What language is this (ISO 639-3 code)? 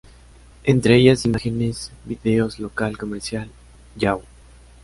spa